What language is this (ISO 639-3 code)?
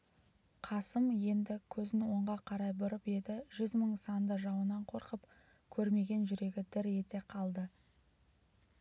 kaz